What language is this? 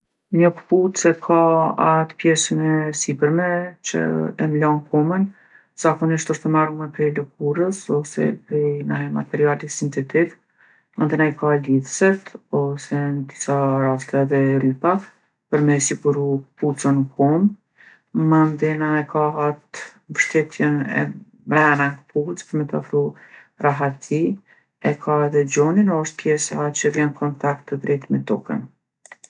Gheg Albanian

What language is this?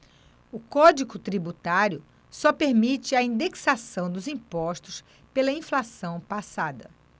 Portuguese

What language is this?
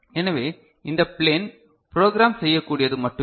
Tamil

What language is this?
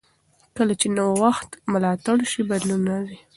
Pashto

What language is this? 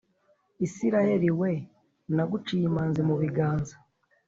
Kinyarwanda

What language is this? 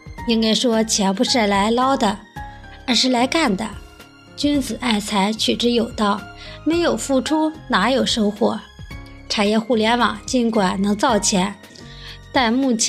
Chinese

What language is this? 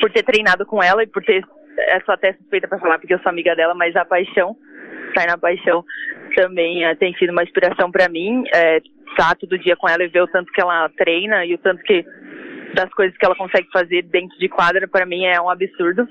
Portuguese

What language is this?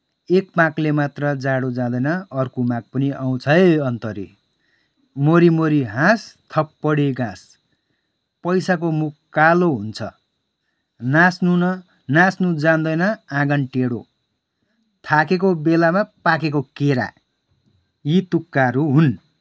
Nepali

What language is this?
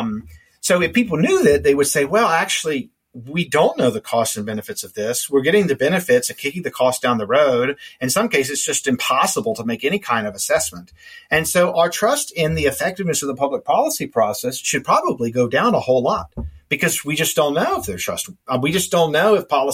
English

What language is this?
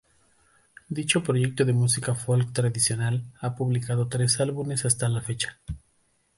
Spanish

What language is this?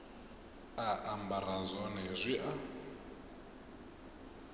Venda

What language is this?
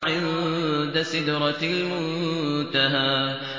Arabic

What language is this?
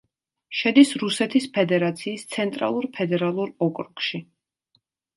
Georgian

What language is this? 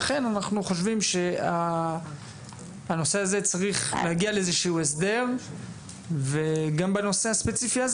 Hebrew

